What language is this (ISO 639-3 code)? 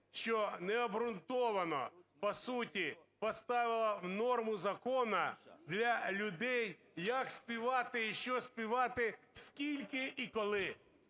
ukr